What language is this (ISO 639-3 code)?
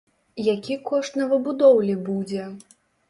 bel